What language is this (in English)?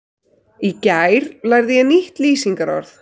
Icelandic